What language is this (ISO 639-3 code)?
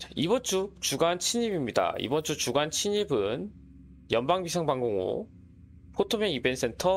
kor